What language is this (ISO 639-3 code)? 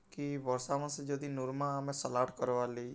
ori